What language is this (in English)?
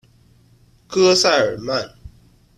Chinese